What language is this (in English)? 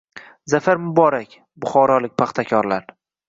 Uzbek